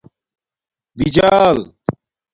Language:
Domaaki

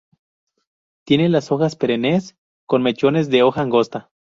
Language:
Spanish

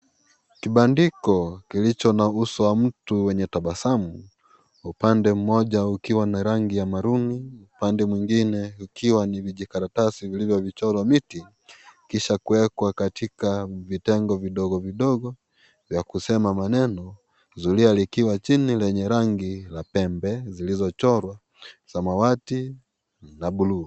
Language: Swahili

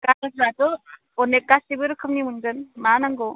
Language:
Bodo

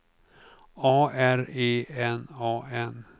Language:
Swedish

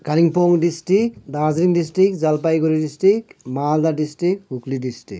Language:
Nepali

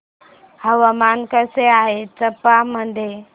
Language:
Marathi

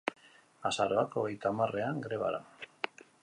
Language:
Basque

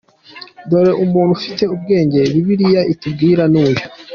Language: Kinyarwanda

